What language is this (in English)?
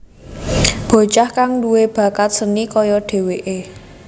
Javanese